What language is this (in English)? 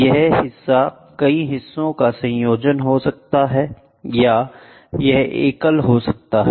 Hindi